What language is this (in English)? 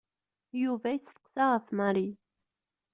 Kabyle